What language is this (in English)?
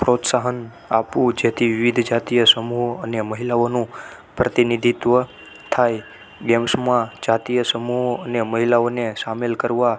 Gujarati